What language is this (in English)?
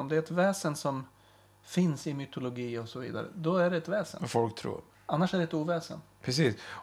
Swedish